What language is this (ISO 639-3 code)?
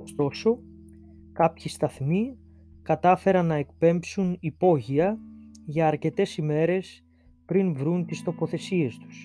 ell